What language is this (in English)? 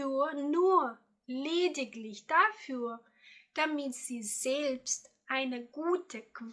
German